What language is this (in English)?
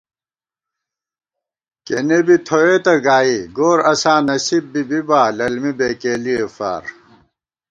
Gawar-Bati